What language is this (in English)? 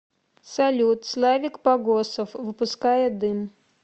Russian